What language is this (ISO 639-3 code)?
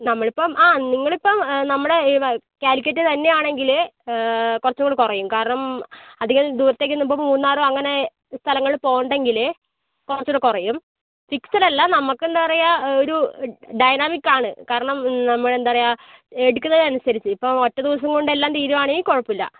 mal